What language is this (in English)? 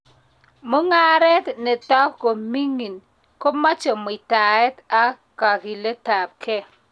Kalenjin